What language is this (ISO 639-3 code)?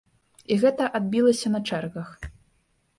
bel